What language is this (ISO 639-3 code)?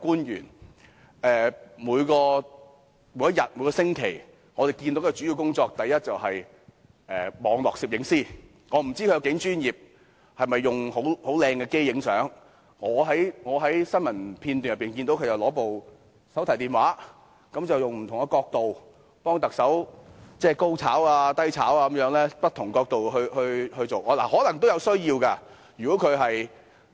yue